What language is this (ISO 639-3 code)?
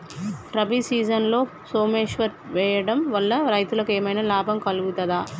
tel